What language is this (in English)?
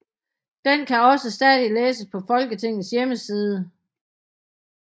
Danish